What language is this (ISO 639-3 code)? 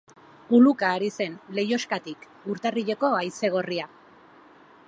eus